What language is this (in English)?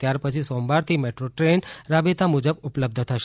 Gujarati